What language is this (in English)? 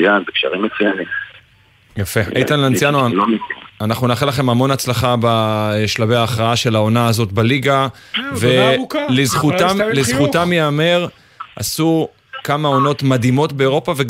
Hebrew